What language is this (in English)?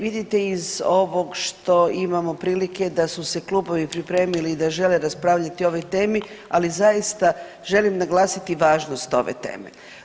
Croatian